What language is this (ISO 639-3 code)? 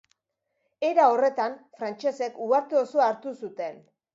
eus